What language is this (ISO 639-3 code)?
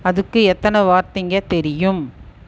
tam